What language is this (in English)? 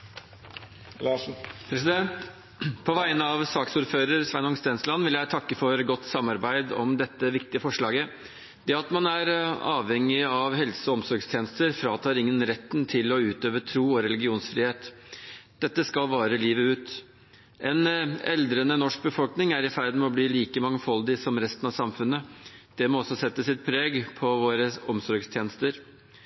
Norwegian